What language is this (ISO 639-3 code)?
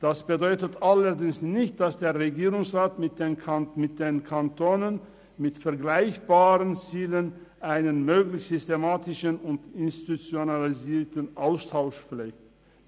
gsw